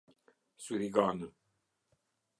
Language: Albanian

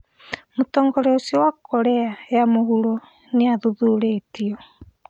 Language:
Kikuyu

